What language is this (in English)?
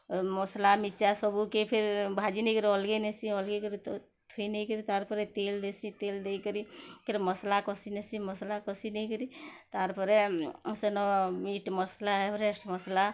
Odia